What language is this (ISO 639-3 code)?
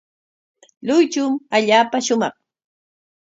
qwa